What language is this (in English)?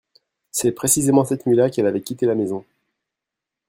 French